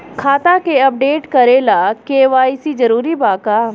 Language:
Bhojpuri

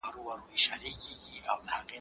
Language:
Pashto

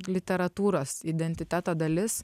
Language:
Lithuanian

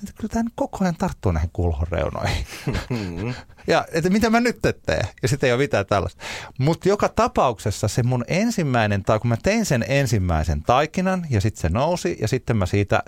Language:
Finnish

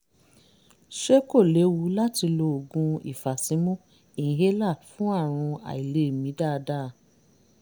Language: Yoruba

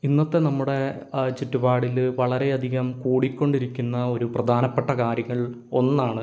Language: Malayalam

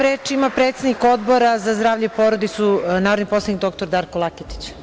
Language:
Serbian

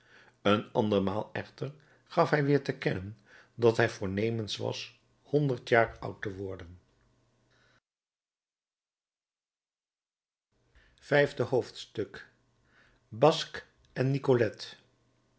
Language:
Dutch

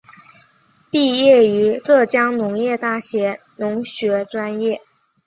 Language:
Chinese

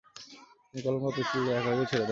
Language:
Bangla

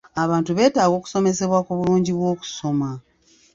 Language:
Ganda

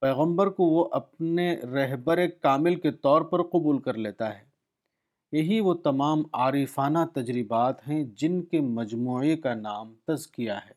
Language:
Urdu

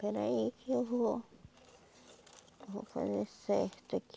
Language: Portuguese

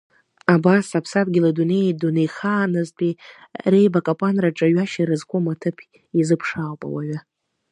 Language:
Abkhazian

